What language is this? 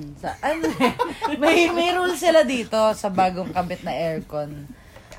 Filipino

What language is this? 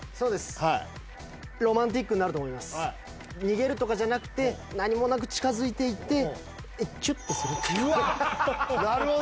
Japanese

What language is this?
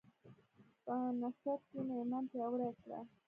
Pashto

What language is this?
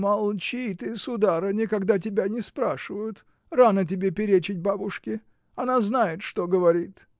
Russian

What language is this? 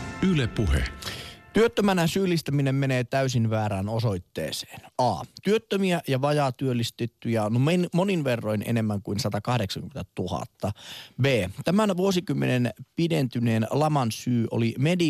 Finnish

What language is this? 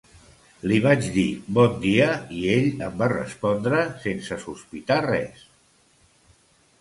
Catalan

